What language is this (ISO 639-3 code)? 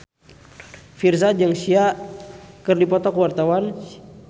sun